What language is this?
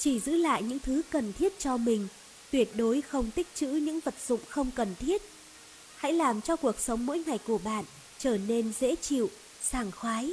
Vietnamese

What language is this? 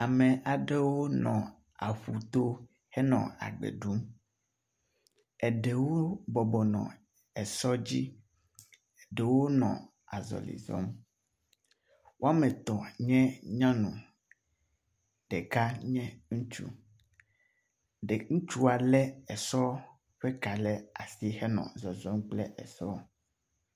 Ewe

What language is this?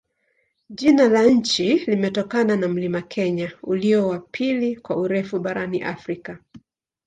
Swahili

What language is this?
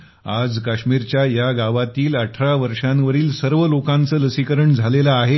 Marathi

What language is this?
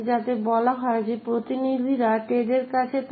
Bangla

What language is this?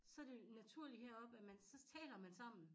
Danish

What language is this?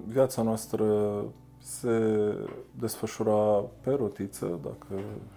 Romanian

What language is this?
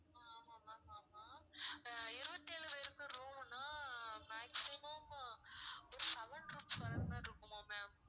Tamil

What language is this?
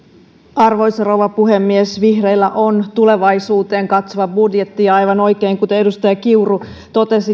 Finnish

